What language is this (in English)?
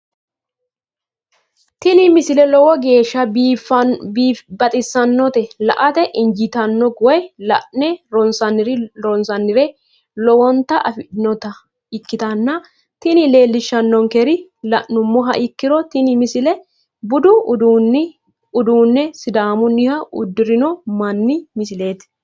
Sidamo